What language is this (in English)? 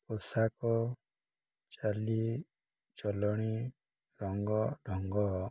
Odia